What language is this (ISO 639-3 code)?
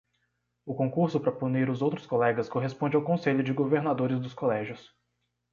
por